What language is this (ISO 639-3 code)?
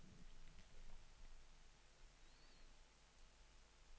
nor